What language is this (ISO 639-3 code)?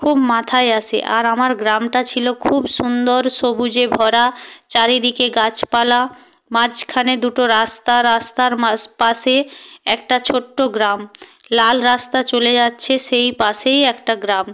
ben